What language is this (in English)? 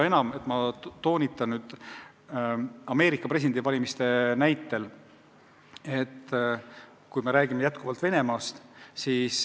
Estonian